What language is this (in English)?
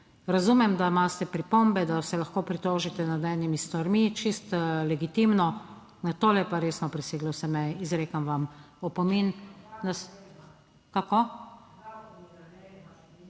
Slovenian